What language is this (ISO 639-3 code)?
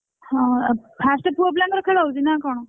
ori